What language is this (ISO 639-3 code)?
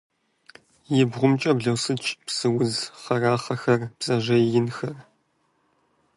kbd